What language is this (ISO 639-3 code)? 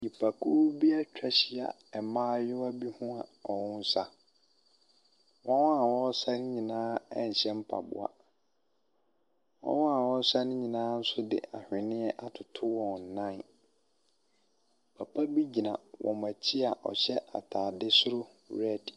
aka